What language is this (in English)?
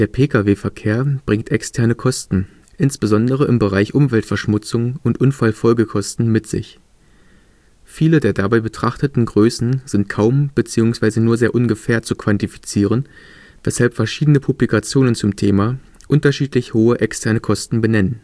German